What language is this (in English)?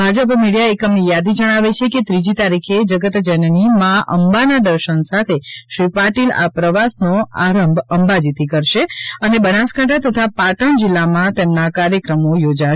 Gujarati